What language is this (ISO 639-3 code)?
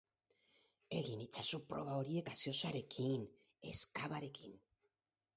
eus